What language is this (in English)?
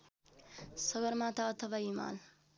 Nepali